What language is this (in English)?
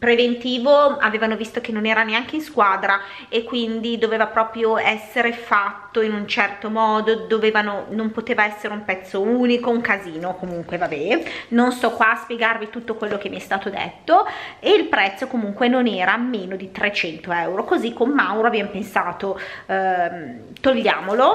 Italian